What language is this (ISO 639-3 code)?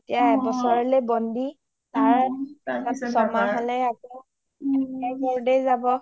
asm